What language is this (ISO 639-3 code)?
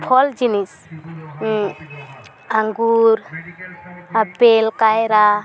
sat